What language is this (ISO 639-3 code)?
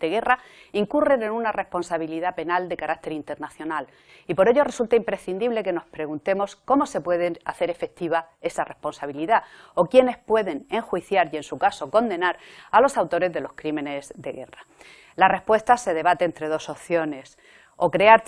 spa